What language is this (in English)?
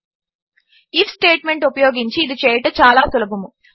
Telugu